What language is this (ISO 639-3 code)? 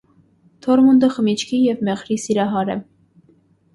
hye